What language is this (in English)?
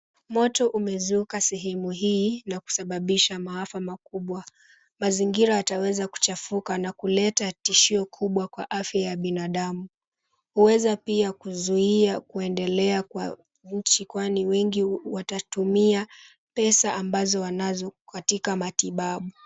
Swahili